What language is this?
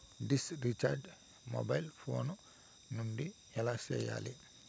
Telugu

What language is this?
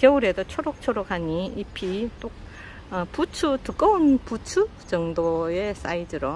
Korean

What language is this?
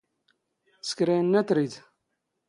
Standard Moroccan Tamazight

